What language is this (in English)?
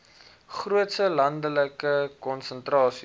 Afrikaans